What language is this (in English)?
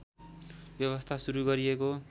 Nepali